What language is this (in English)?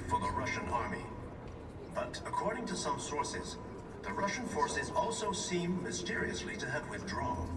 English